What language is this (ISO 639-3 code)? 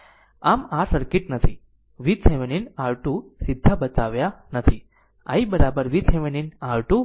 guj